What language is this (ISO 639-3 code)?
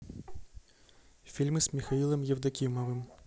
rus